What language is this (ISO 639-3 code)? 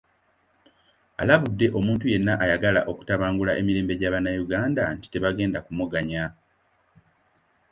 lug